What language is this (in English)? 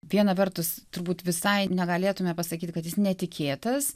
Lithuanian